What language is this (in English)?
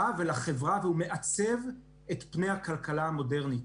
Hebrew